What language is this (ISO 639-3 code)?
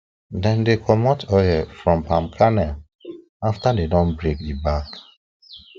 pcm